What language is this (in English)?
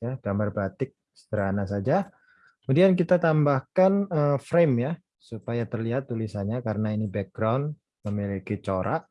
Indonesian